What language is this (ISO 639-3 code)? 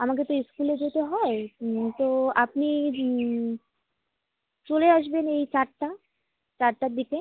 ben